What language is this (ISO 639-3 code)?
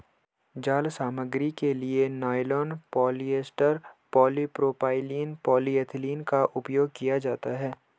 hin